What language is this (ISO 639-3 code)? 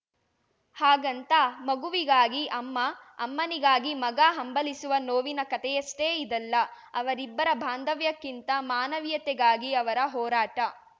kan